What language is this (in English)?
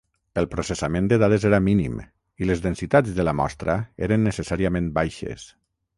Catalan